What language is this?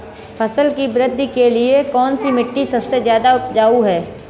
Hindi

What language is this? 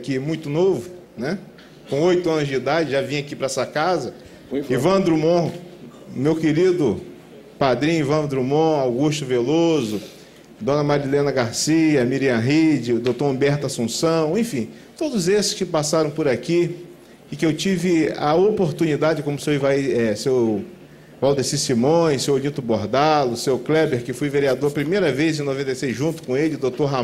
Portuguese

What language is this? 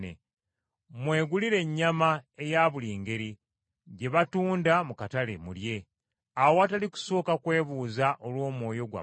Ganda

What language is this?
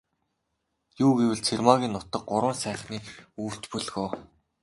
Mongolian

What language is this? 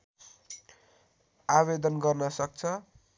Nepali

